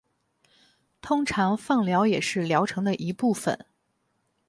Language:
Chinese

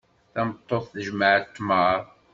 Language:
Kabyle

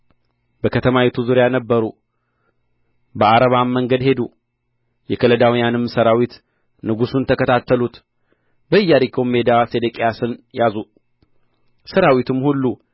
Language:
Amharic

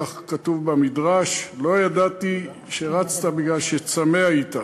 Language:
Hebrew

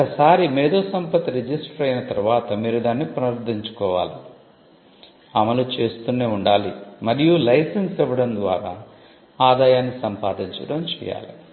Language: Telugu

